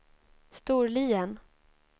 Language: Swedish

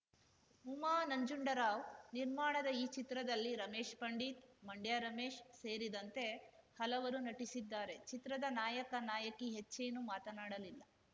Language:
Kannada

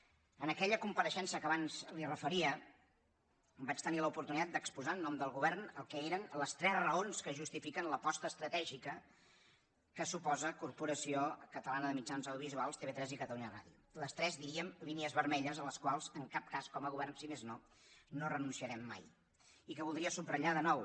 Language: Catalan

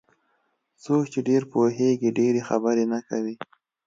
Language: Pashto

